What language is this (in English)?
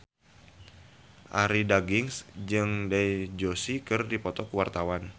Sundanese